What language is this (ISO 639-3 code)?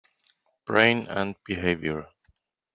isl